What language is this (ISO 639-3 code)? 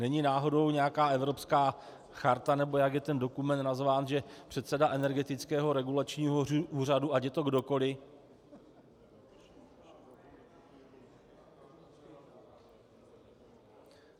ces